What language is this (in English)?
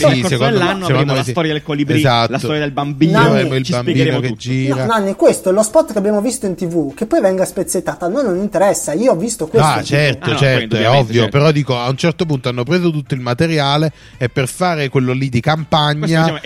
Italian